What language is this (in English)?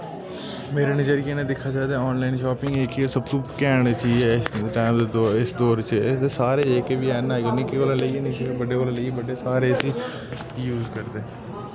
Dogri